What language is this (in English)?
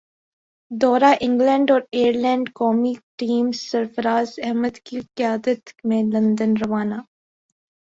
Urdu